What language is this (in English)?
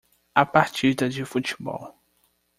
Portuguese